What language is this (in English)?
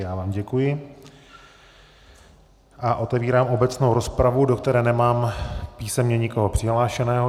Czech